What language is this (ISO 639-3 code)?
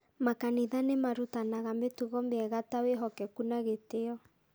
kik